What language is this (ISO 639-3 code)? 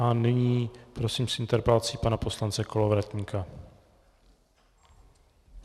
ces